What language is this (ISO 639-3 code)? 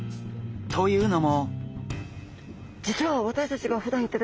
jpn